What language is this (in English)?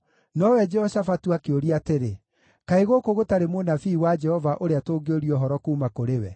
Kikuyu